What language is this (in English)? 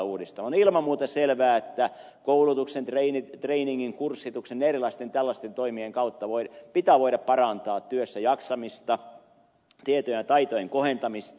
Finnish